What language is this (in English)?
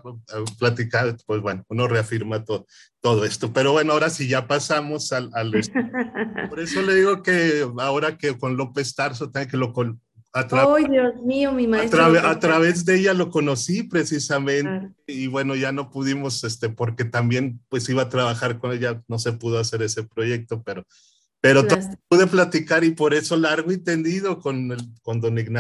Spanish